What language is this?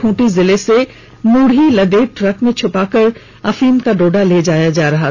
Hindi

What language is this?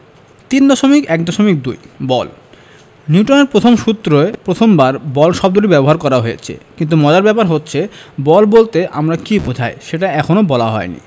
Bangla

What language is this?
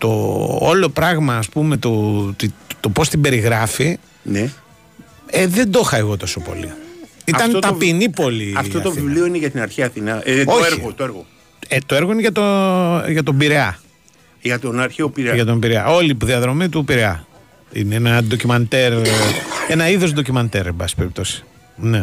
Greek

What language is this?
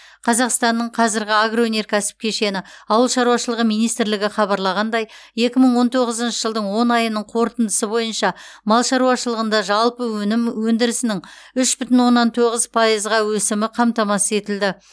Kazakh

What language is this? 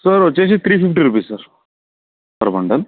Telugu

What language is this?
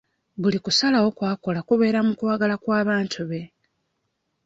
Ganda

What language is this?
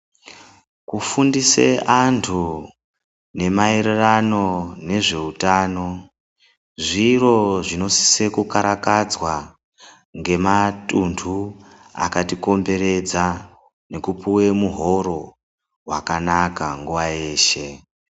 Ndau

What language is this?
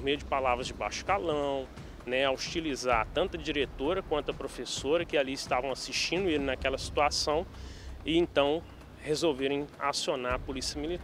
Portuguese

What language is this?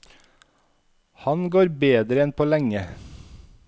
Norwegian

